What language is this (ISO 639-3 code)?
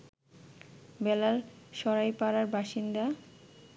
ben